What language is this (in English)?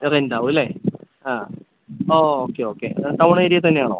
Malayalam